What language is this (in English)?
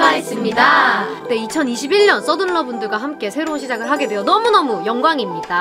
Korean